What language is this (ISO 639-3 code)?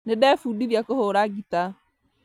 kik